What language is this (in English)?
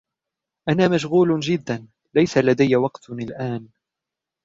Arabic